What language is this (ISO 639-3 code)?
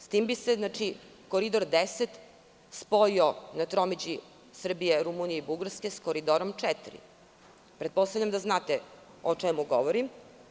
srp